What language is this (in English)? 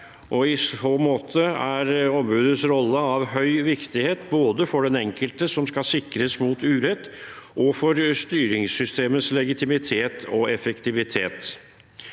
Norwegian